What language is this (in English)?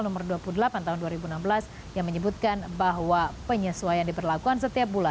Indonesian